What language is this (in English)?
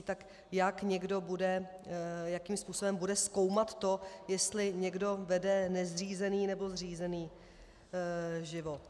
Czech